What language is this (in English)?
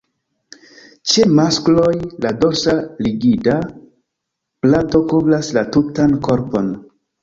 Esperanto